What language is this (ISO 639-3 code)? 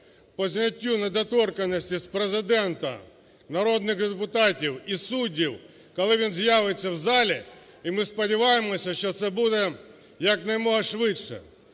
ukr